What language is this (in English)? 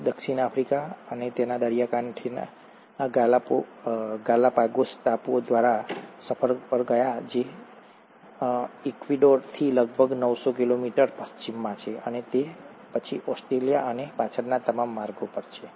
Gujarati